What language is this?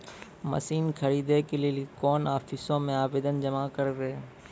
Maithili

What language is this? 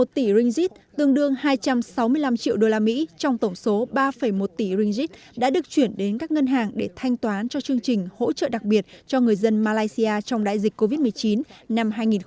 Vietnamese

